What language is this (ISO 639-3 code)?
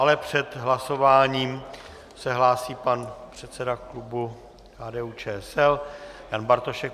ces